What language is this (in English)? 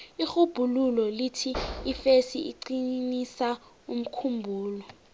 South Ndebele